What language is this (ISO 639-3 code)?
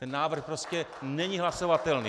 ces